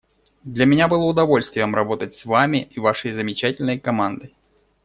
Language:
Russian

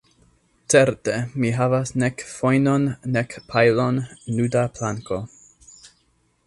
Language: Esperanto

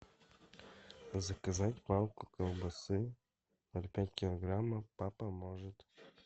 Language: Russian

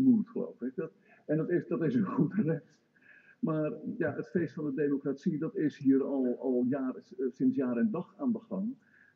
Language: Dutch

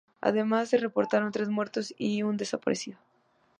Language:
Spanish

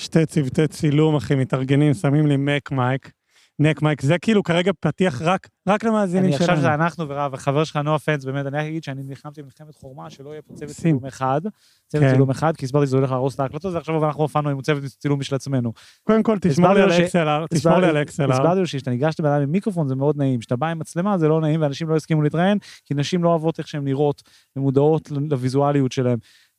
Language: Hebrew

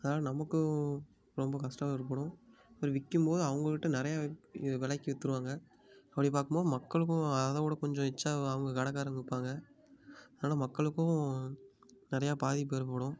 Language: Tamil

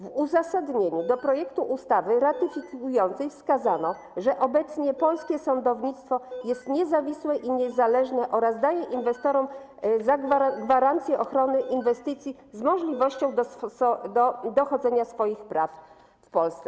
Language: Polish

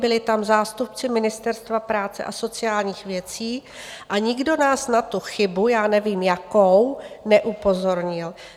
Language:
Czech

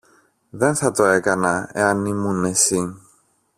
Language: Greek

